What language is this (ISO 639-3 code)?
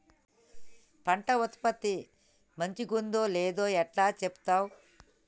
tel